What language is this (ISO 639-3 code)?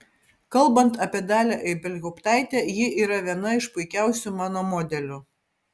lit